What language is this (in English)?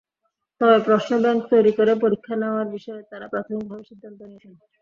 Bangla